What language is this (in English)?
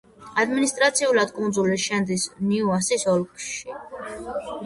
Georgian